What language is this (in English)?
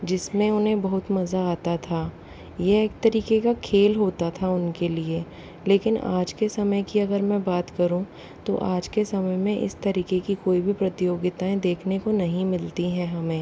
Hindi